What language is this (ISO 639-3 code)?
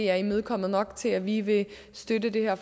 dan